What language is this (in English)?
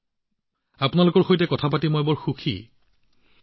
Assamese